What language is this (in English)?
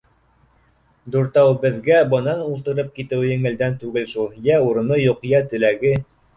Bashkir